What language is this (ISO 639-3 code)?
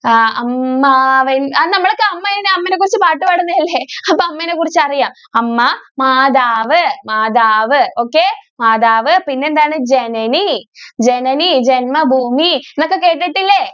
mal